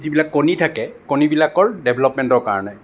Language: Assamese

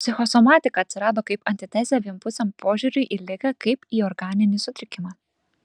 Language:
Lithuanian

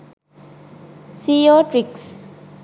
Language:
Sinhala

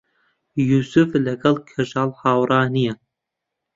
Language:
Central Kurdish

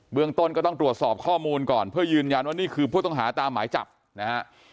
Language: Thai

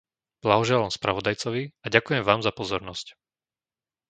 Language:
Slovak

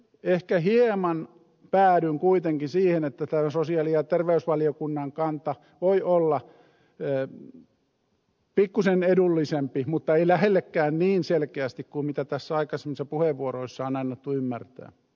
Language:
Finnish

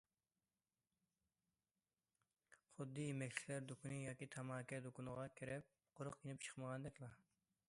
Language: Uyghur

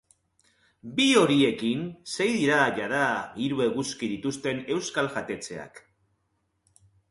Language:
Basque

